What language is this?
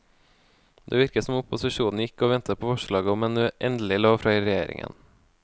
Norwegian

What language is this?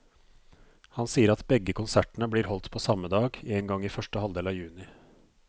Norwegian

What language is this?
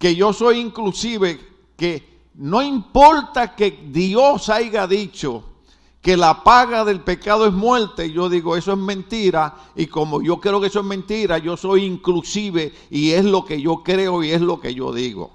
Spanish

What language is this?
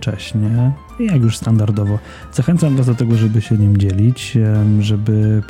Polish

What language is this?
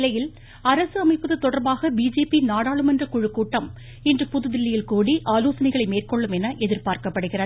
Tamil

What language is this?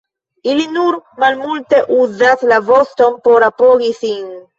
Esperanto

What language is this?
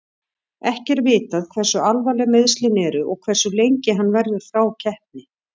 Icelandic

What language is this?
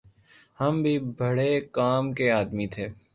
Urdu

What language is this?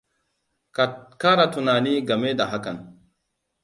Hausa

